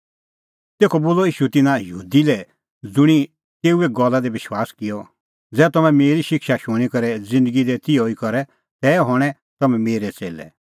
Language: Kullu Pahari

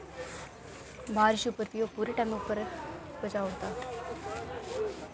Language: Dogri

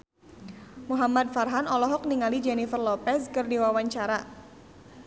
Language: Sundanese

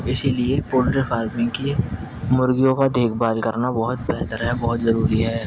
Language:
Urdu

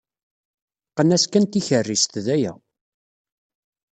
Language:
Kabyle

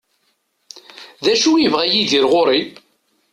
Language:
Kabyle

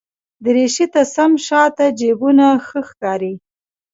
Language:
Pashto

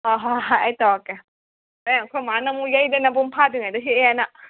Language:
Manipuri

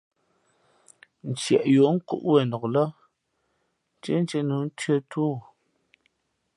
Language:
Fe'fe'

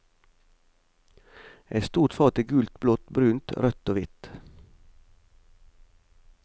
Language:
Norwegian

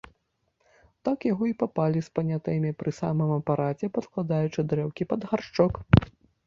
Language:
Belarusian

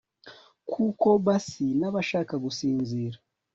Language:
Kinyarwanda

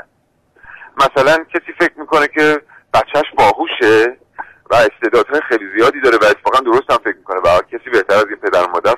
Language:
Persian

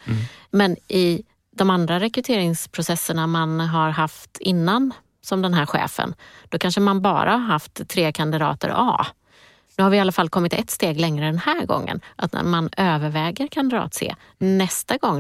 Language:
Swedish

